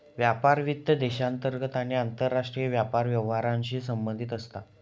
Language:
Marathi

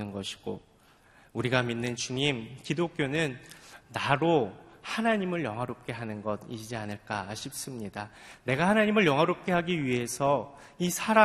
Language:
Korean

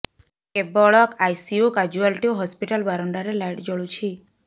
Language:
Odia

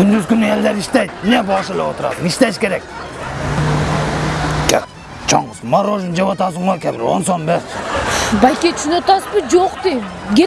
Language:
Russian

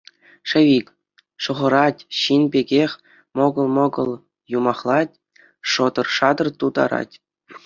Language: Chuvash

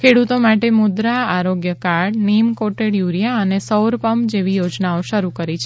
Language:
Gujarati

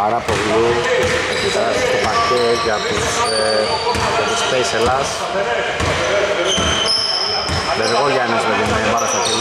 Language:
Greek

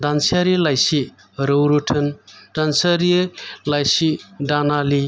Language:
Bodo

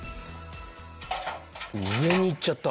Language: Japanese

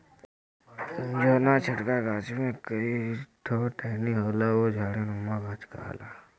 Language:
Bhojpuri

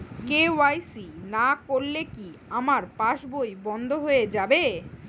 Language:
Bangla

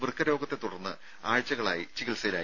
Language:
Malayalam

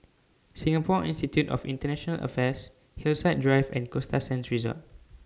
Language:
English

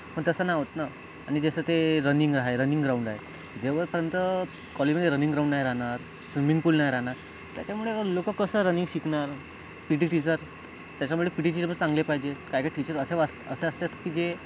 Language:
Marathi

